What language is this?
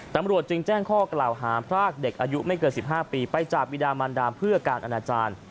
Thai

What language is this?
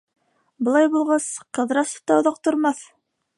Bashkir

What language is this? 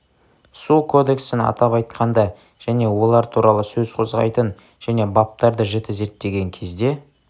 Kazakh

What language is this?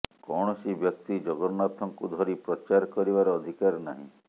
Odia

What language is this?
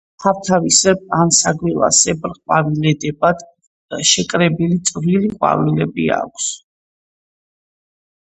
Georgian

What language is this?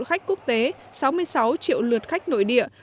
Vietnamese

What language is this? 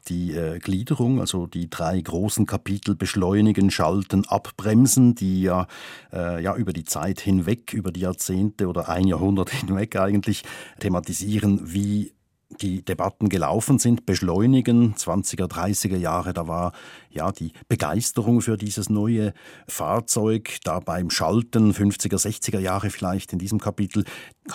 German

